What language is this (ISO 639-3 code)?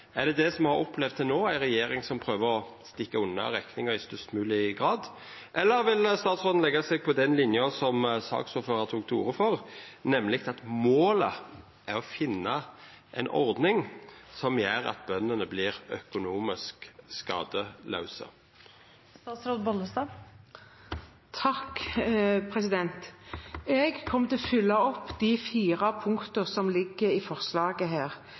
nor